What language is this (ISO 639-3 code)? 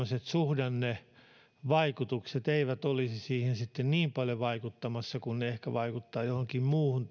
fin